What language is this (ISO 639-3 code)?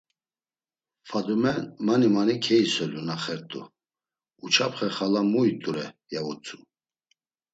lzz